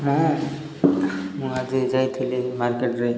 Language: Odia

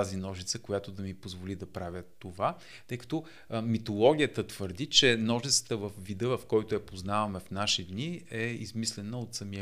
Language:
Bulgarian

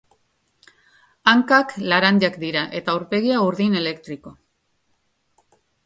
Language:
Basque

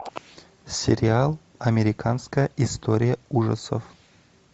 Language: Russian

